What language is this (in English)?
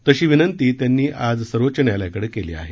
Marathi